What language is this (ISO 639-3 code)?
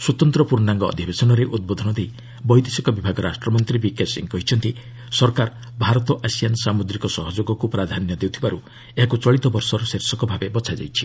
ori